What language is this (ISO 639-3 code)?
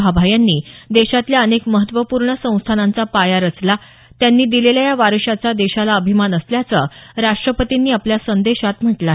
mar